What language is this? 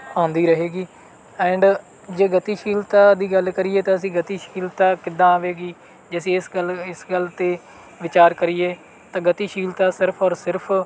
Punjabi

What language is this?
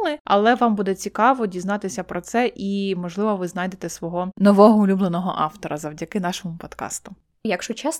Ukrainian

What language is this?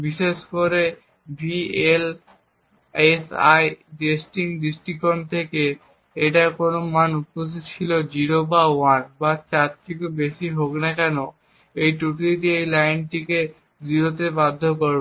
Bangla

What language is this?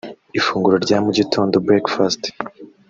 Kinyarwanda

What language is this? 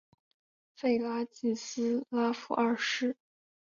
Chinese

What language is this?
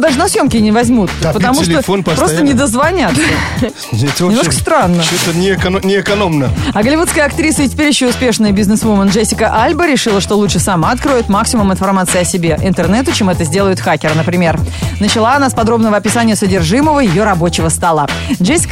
Russian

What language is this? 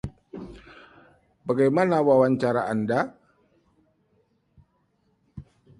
Indonesian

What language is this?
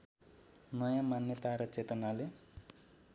Nepali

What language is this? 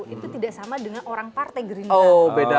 Indonesian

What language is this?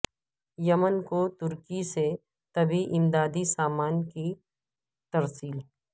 Urdu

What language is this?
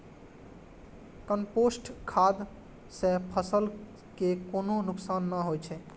Maithili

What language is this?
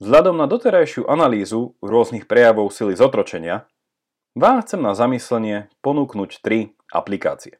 Slovak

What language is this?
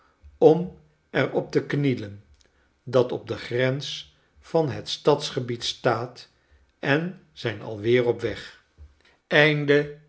Dutch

